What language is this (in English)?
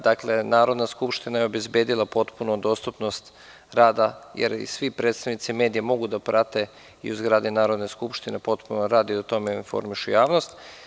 Serbian